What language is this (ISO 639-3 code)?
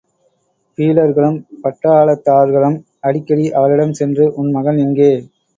tam